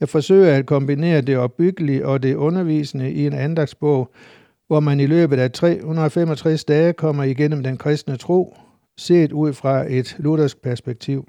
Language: Danish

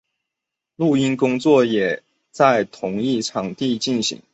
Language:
Chinese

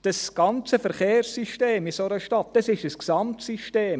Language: Swiss German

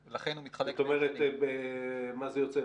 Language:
Hebrew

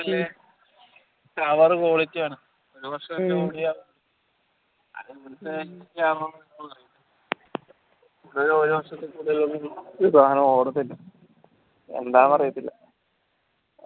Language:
Malayalam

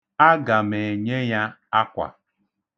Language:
Igbo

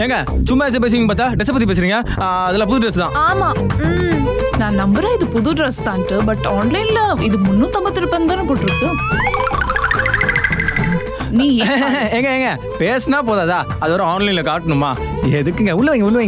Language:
Tamil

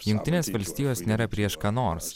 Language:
Lithuanian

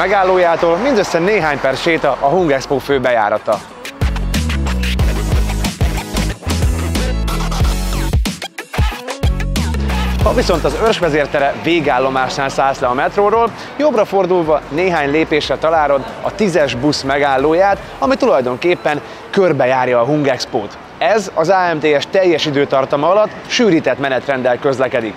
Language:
Hungarian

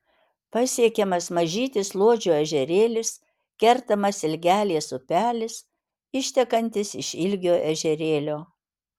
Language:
Lithuanian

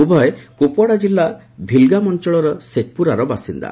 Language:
Odia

